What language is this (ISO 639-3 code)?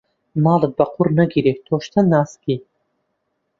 ckb